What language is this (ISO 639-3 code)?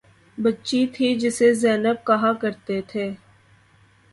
urd